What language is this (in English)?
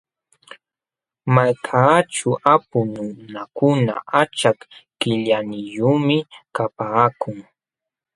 Jauja Wanca Quechua